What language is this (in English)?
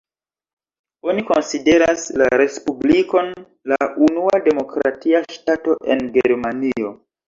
Esperanto